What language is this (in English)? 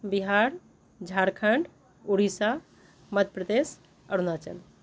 Maithili